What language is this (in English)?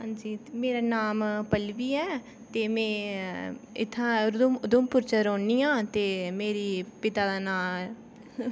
Dogri